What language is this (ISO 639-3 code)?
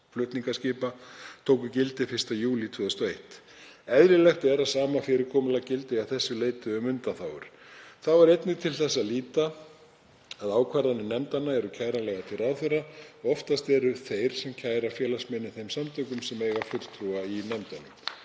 isl